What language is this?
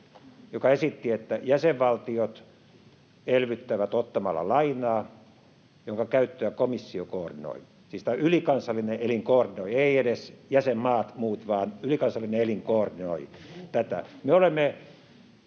Finnish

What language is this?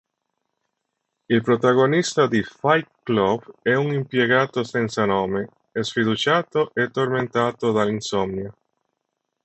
Italian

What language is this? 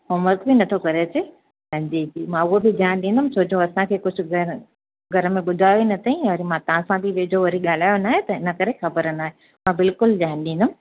Sindhi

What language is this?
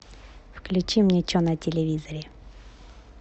Russian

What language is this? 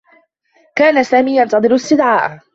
Arabic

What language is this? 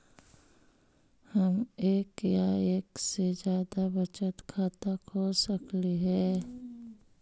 Magahi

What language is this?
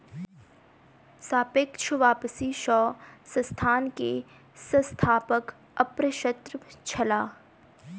Maithili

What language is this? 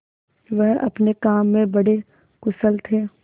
Hindi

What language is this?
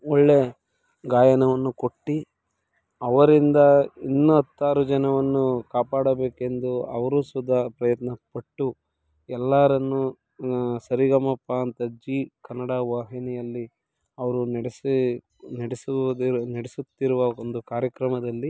Kannada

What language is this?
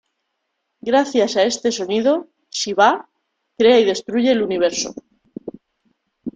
Spanish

